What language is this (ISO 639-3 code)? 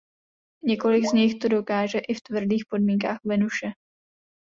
ces